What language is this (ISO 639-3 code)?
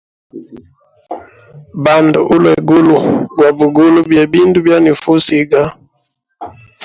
hem